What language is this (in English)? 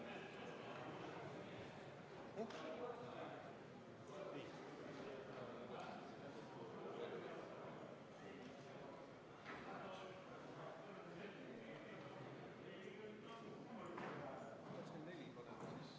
Estonian